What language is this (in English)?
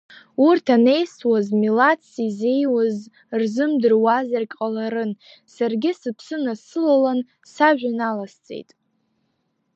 Abkhazian